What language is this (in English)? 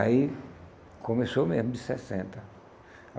Portuguese